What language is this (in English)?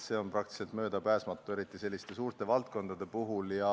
Estonian